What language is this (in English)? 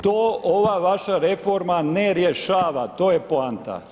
Croatian